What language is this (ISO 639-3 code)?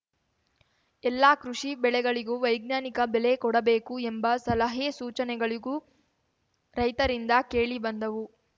kan